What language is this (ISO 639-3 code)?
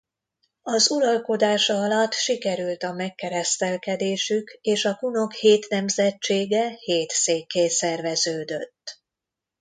hun